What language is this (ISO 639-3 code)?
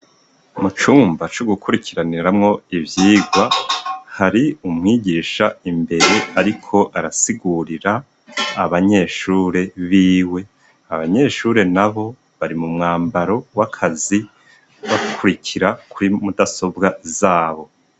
run